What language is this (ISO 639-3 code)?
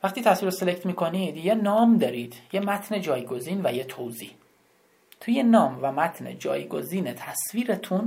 fas